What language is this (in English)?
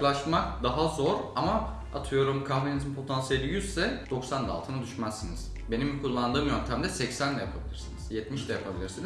Turkish